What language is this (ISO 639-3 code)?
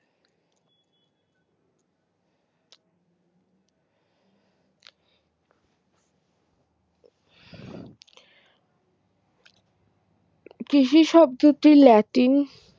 ben